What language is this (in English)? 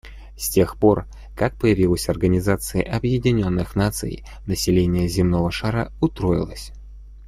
Russian